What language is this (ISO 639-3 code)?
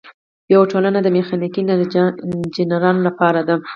pus